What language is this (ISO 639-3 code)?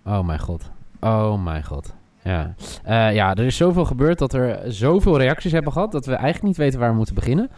nld